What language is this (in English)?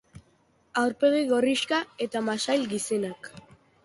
Basque